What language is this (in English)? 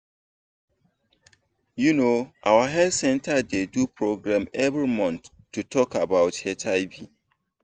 Nigerian Pidgin